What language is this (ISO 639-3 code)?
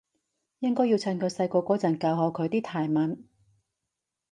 yue